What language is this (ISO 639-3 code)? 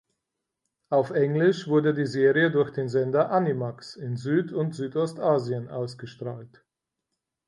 deu